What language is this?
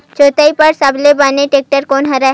Chhattisgarhi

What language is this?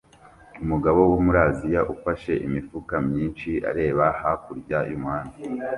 Kinyarwanda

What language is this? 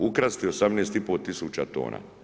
Croatian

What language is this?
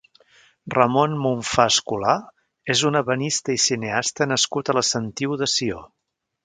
Catalan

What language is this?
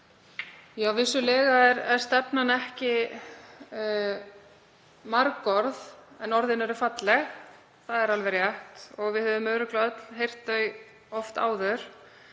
Icelandic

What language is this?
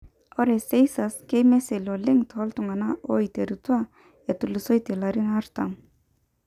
Masai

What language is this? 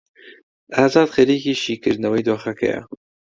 Central Kurdish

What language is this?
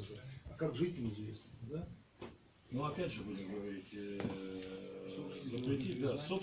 Russian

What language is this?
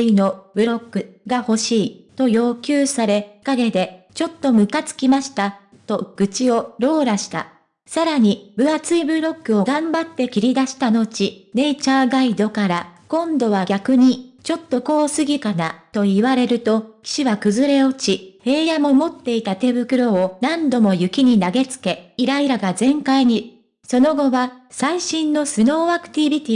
Japanese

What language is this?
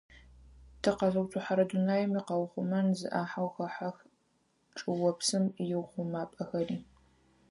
Adyghe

